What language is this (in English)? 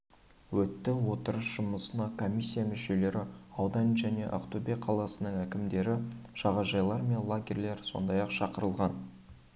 Kazakh